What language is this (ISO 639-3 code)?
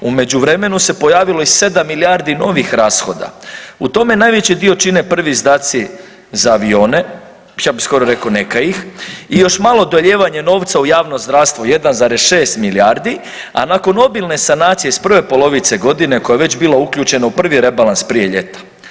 hrv